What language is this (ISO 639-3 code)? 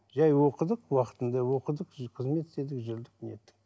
kaz